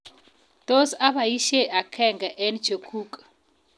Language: Kalenjin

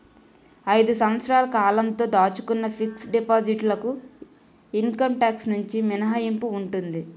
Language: Telugu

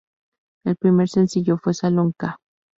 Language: Spanish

